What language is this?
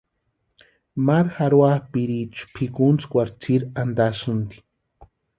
Western Highland Purepecha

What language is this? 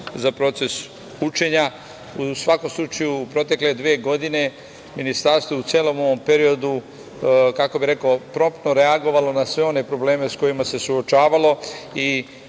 Serbian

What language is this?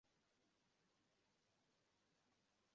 Swahili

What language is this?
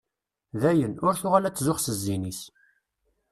Kabyle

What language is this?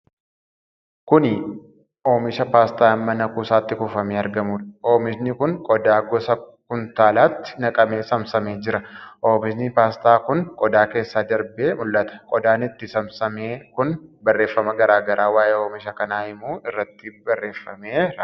Oromo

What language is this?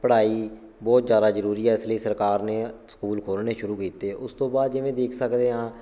Punjabi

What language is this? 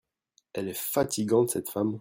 French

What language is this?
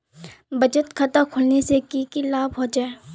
Magahi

